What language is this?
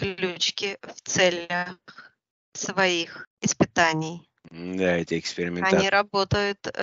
Russian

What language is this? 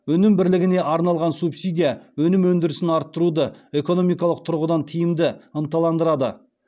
Kazakh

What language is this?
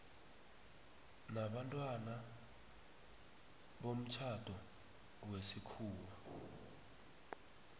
South Ndebele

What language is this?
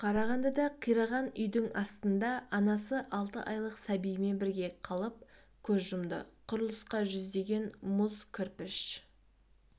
Kazakh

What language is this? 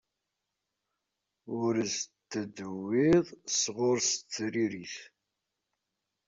Kabyle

